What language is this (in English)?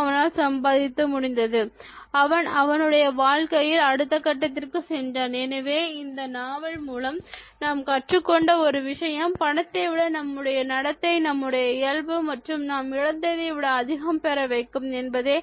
Tamil